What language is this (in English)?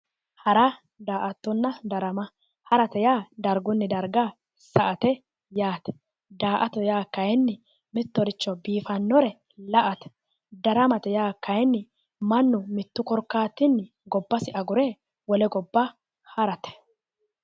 Sidamo